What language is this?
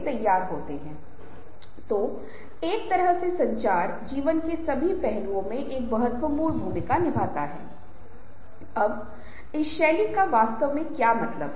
Hindi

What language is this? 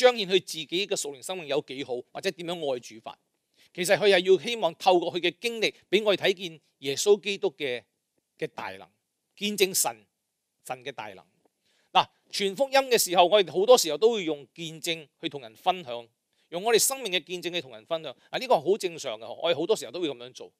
Chinese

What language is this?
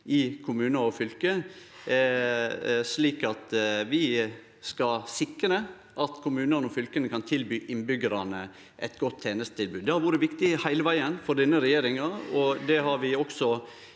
Norwegian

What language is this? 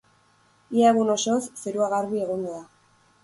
Basque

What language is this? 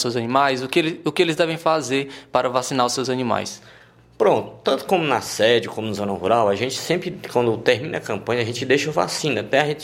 Portuguese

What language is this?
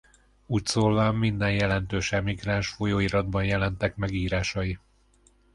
Hungarian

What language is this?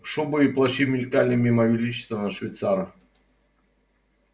Russian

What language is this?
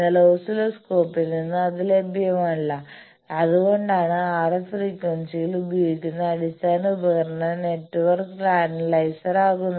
Malayalam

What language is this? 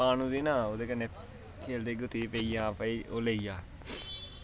Dogri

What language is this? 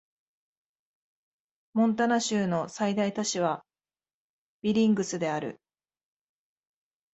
Japanese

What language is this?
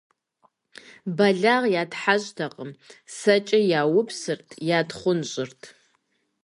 Kabardian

